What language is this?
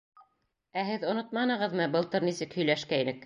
Bashkir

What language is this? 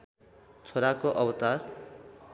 Nepali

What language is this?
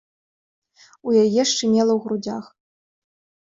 Belarusian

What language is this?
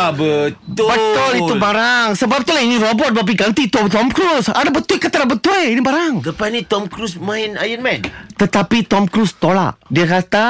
Malay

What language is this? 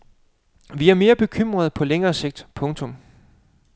Danish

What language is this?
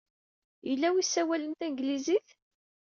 Kabyle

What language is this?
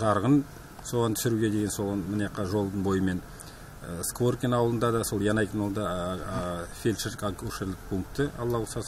Turkish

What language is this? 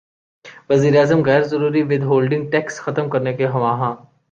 Urdu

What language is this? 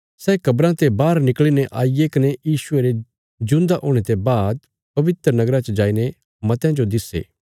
Bilaspuri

